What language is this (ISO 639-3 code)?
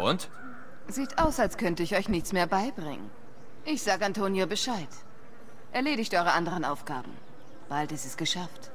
deu